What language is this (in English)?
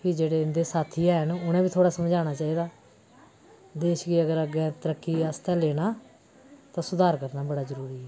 Dogri